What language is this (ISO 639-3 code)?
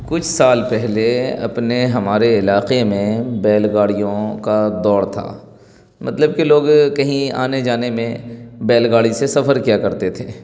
urd